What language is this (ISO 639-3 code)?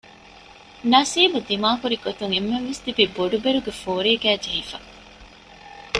div